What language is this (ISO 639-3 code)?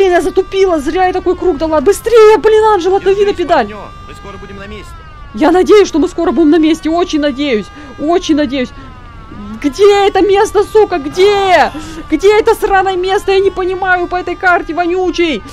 rus